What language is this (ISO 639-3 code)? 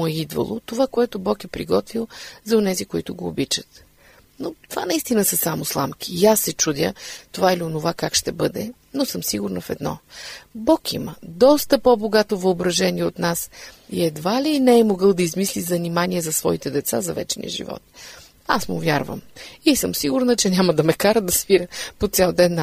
bul